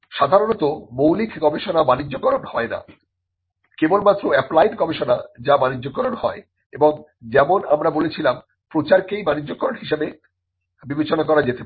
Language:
Bangla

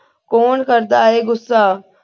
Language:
Punjabi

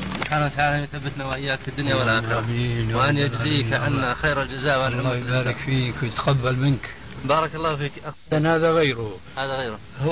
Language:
Arabic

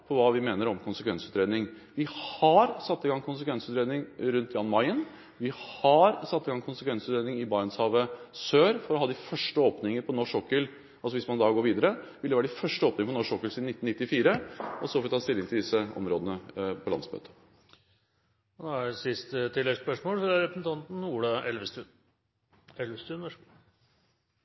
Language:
Norwegian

